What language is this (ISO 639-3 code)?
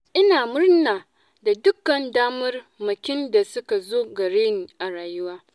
hau